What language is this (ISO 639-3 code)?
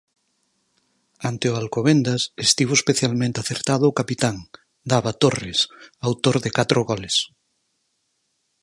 glg